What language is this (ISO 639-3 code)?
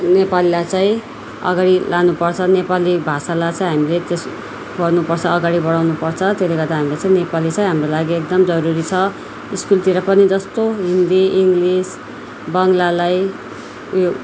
nep